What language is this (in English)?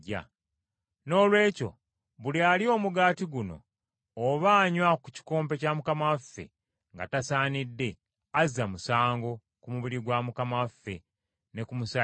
Ganda